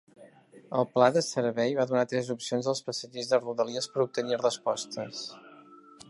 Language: Catalan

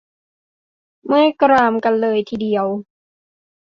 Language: Thai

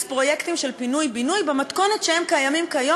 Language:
Hebrew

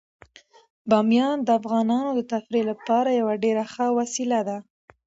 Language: Pashto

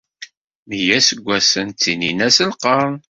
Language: Kabyle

